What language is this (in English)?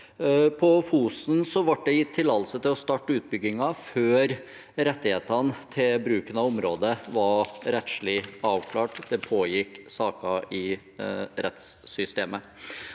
Norwegian